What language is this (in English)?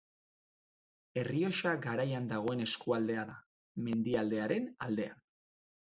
Basque